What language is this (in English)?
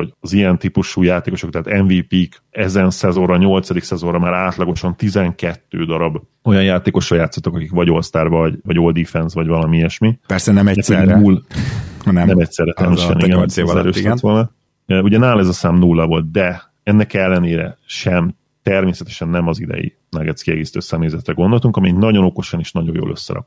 Hungarian